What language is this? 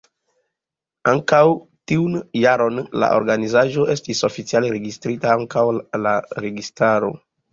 Esperanto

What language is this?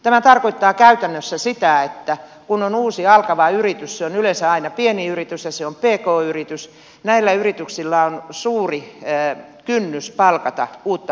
Finnish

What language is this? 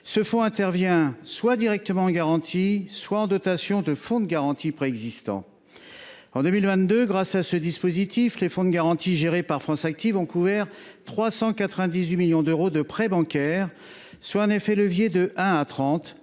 French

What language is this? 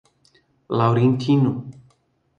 Portuguese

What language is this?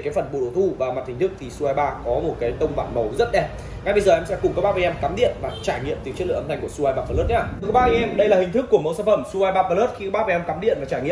Vietnamese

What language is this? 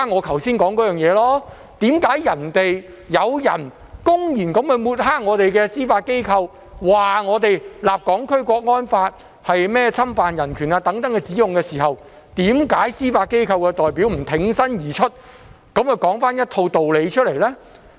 Cantonese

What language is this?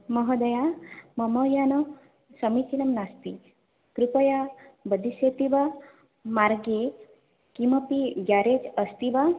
Sanskrit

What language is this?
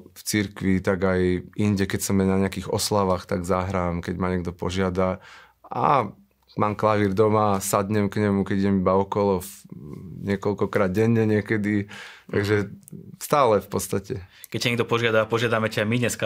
Slovak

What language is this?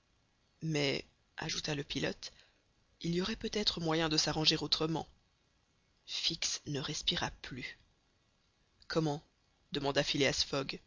French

